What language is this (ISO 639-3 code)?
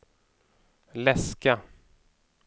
swe